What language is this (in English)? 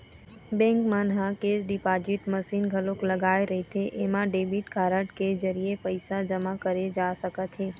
Chhattisgarhi